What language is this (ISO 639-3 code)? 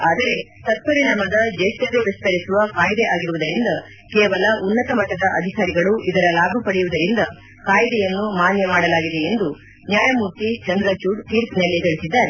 kan